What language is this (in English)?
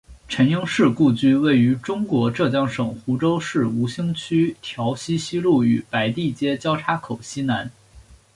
Chinese